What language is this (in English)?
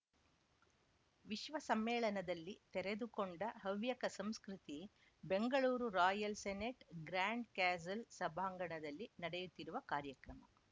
Kannada